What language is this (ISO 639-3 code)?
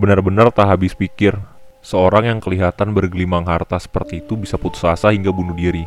ind